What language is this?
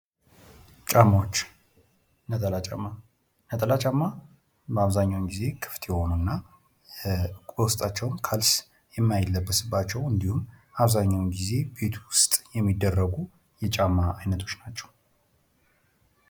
Amharic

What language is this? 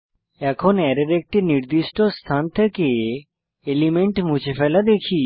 Bangla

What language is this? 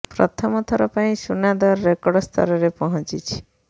Odia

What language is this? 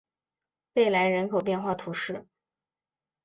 Chinese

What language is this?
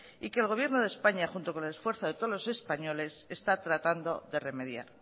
Spanish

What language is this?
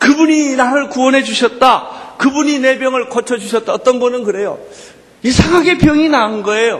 Korean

